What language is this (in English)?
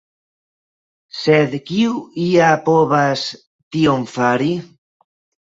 Esperanto